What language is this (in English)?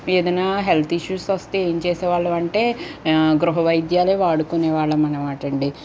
Telugu